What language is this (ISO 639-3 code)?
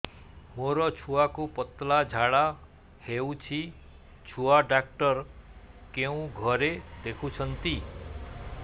ori